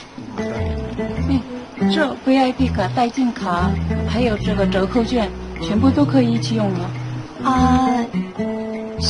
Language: Korean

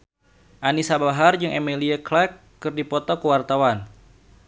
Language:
Sundanese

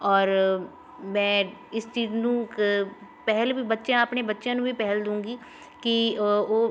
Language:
Punjabi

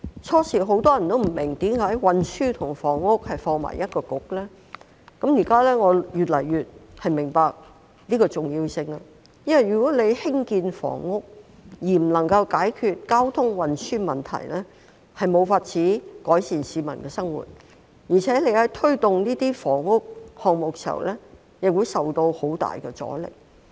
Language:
Cantonese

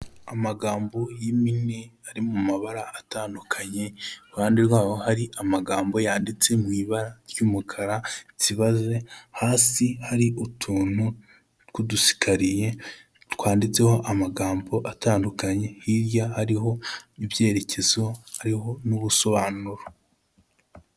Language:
Kinyarwanda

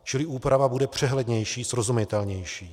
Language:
Czech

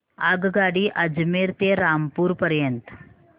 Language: Marathi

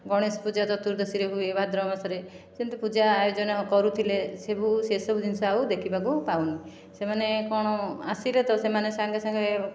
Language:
Odia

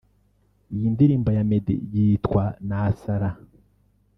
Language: Kinyarwanda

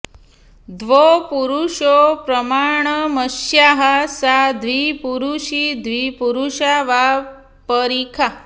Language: Sanskrit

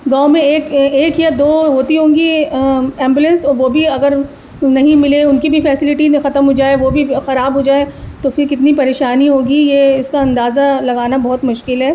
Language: Urdu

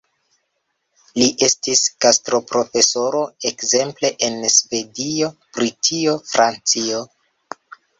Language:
Esperanto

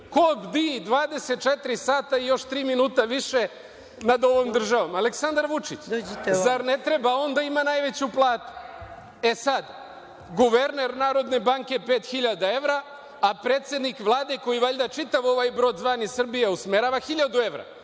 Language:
Serbian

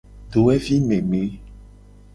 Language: Gen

